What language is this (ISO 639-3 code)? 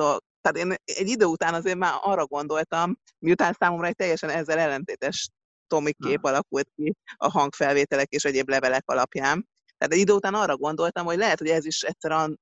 hun